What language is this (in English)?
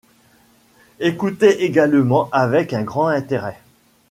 French